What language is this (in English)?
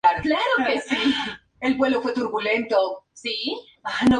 Spanish